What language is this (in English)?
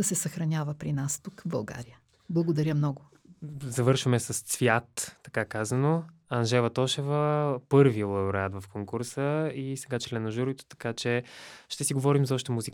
Bulgarian